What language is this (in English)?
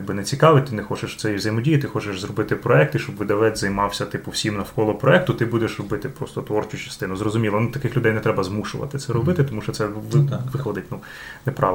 Ukrainian